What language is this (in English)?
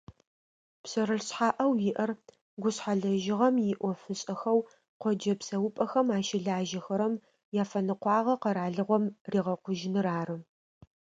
Adyghe